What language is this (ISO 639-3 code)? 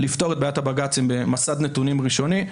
heb